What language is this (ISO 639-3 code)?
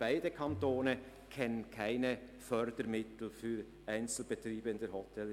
gsw